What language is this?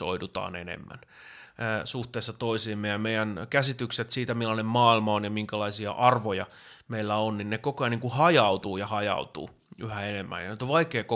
Finnish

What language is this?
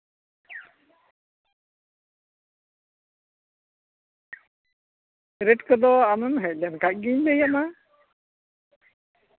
Santali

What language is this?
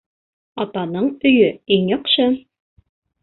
Bashkir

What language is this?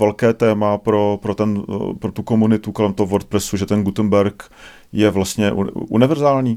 Czech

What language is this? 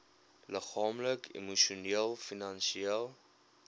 Afrikaans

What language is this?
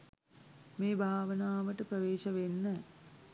Sinhala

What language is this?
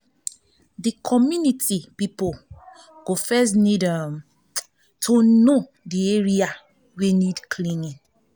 Nigerian Pidgin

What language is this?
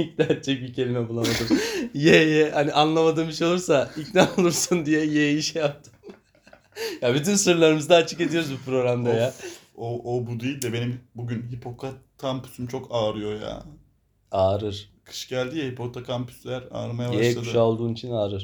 Turkish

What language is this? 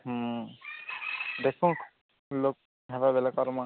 Odia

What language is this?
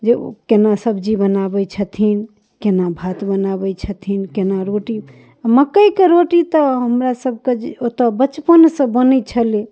Maithili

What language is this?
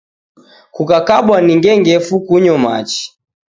Taita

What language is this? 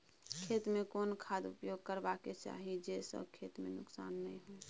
Maithili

